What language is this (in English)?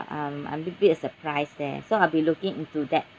English